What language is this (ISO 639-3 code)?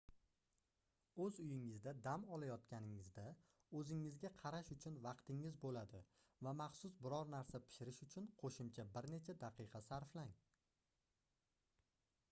uzb